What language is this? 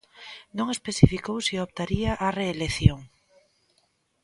Galician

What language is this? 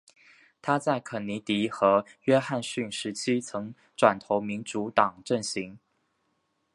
Chinese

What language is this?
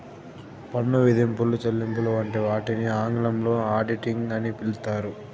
Telugu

